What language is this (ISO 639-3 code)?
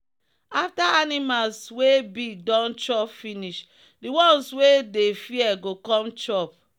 pcm